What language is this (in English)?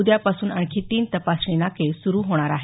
Marathi